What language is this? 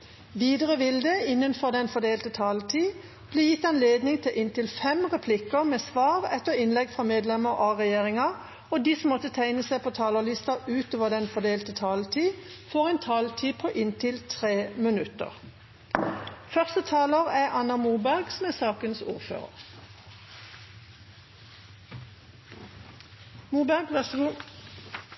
Norwegian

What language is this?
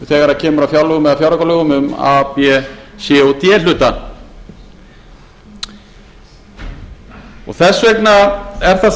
Icelandic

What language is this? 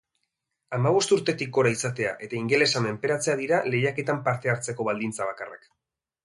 Basque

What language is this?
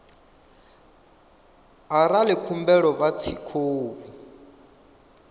Venda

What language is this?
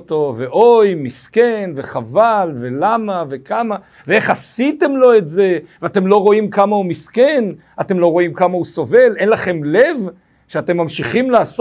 Hebrew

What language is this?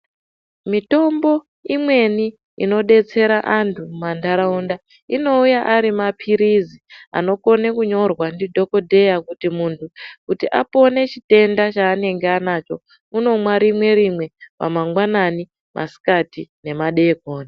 Ndau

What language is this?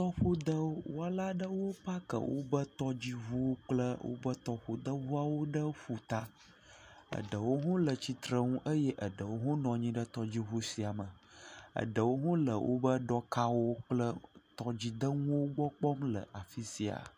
Ewe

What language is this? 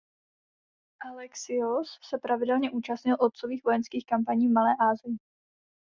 Czech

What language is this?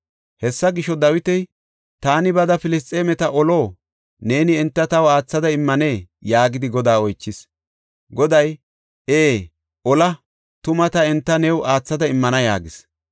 Gofa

